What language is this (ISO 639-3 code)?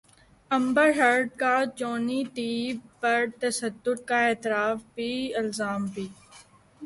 urd